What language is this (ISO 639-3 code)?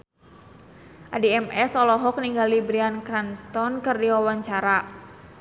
sun